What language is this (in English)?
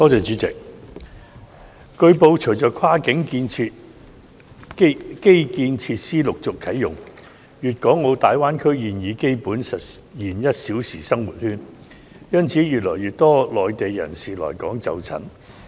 Cantonese